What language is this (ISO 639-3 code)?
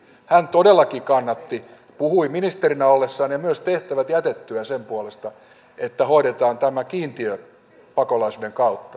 fin